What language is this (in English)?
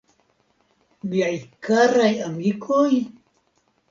Esperanto